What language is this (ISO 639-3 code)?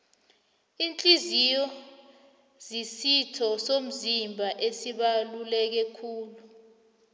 nbl